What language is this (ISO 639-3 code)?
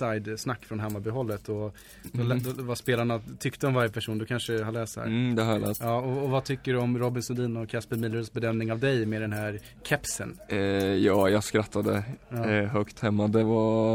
swe